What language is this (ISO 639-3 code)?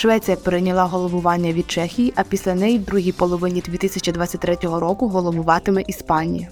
ukr